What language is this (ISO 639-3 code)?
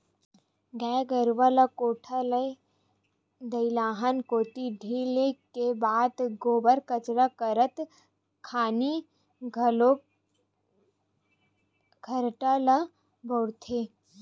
hne